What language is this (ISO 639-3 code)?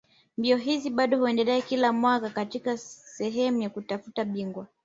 swa